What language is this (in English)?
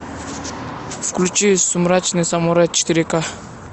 Russian